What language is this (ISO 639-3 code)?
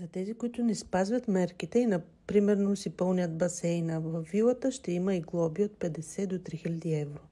bul